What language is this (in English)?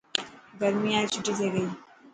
Dhatki